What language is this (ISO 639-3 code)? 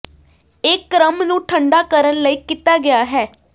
pan